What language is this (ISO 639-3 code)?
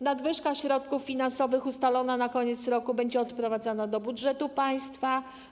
pol